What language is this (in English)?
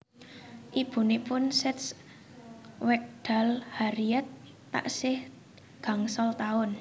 Javanese